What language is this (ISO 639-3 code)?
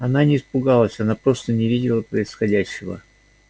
rus